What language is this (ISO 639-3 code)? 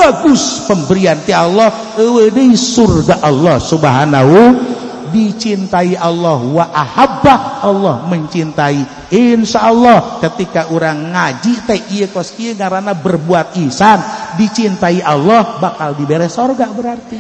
ind